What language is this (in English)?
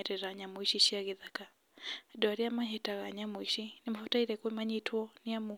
Kikuyu